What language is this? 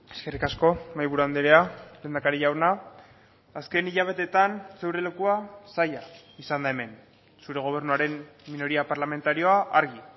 Basque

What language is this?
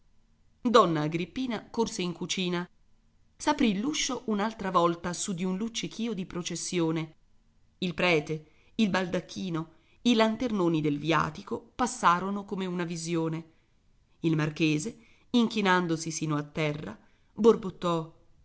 Italian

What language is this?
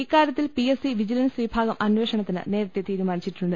Malayalam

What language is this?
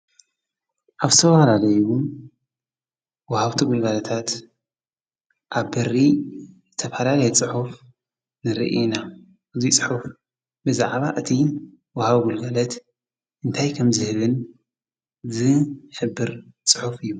Tigrinya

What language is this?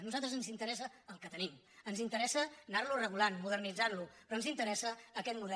Catalan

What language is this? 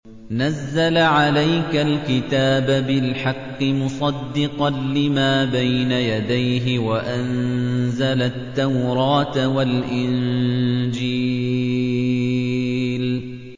Arabic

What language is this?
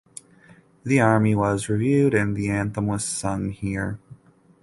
English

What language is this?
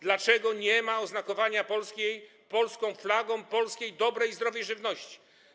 Polish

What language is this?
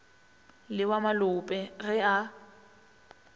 Northern Sotho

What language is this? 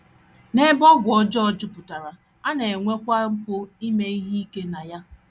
Igbo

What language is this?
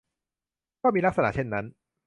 Thai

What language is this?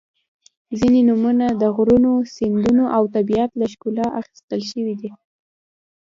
Pashto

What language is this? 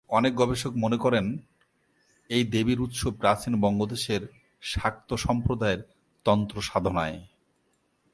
Bangla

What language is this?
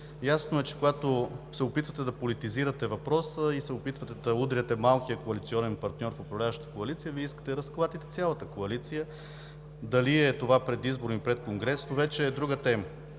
Bulgarian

